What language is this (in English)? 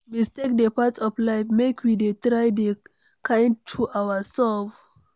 Nigerian Pidgin